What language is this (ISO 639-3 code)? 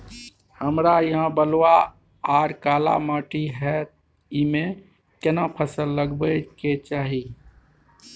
mai